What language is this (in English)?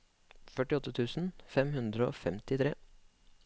Norwegian